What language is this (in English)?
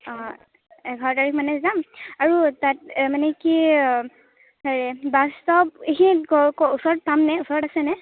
Assamese